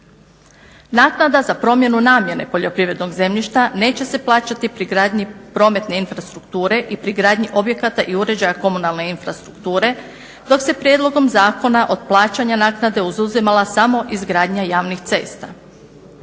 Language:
Croatian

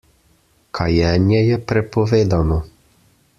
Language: Slovenian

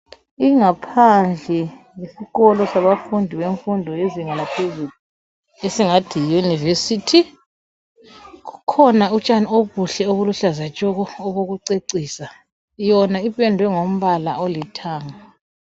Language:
North Ndebele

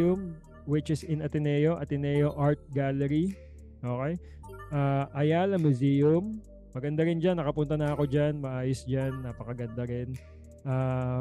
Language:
Filipino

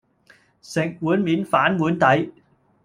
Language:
Cantonese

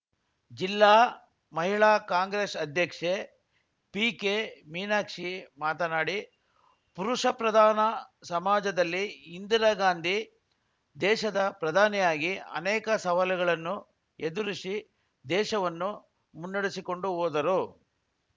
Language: Kannada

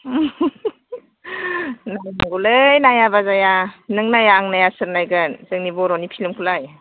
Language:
Bodo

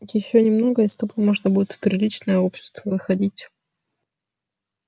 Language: Russian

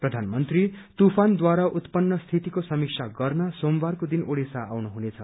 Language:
Nepali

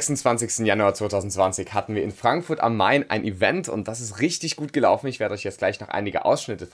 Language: German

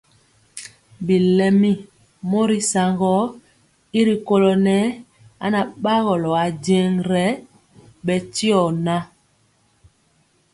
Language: Mpiemo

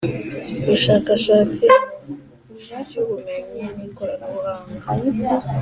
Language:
Kinyarwanda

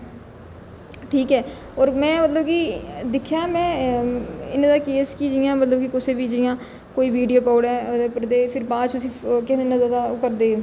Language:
Dogri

